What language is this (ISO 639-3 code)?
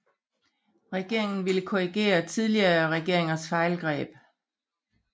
dan